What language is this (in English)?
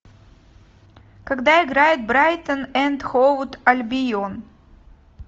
Russian